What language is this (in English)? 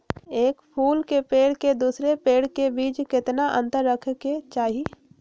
Magahi